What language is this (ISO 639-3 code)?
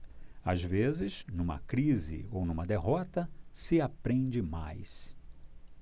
por